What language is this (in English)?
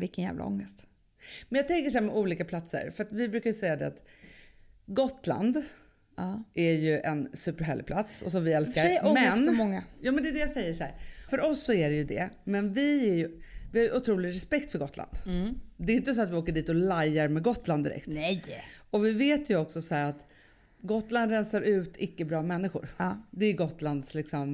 Swedish